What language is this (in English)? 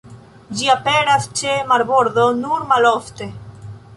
Esperanto